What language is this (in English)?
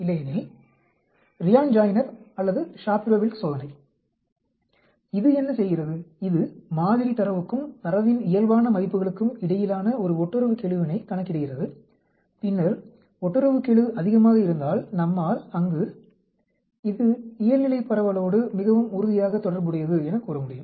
Tamil